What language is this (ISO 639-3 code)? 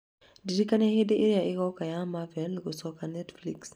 kik